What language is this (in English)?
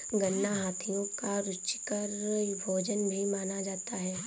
Hindi